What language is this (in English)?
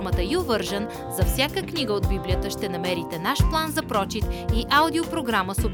Bulgarian